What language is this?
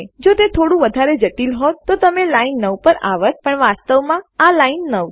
Gujarati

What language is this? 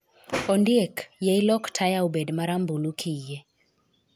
Luo (Kenya and Tanzania)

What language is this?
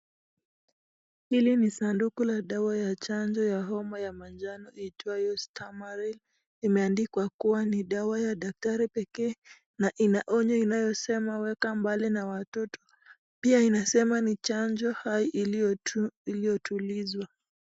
Swahili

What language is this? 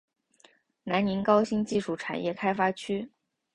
Chinese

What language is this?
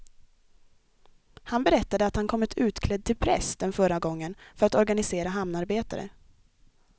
Swedish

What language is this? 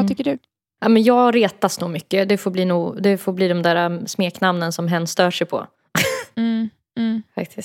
Swedish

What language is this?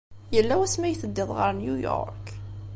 Kabyle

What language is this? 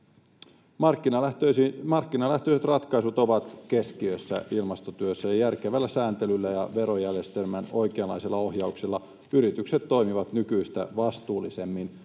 Finnish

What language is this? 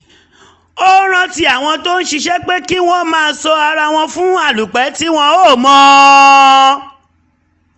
Yoruba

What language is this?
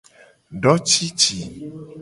Gen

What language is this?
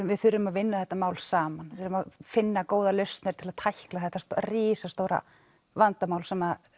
Icelandic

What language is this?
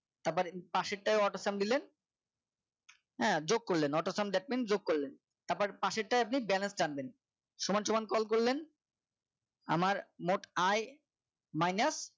Bangla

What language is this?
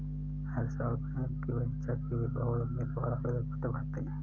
Hindi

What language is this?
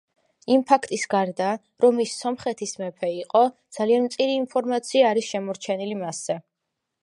Georgian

